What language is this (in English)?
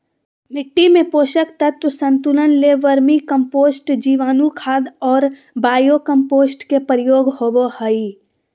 Magahi